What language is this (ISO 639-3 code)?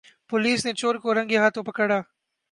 urd